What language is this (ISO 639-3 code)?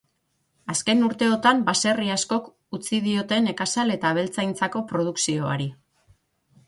eus